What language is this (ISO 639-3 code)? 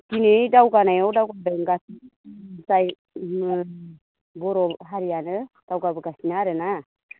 brx